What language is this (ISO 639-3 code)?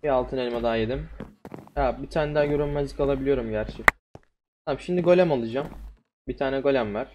tur